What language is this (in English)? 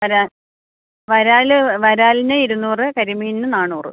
Malayalam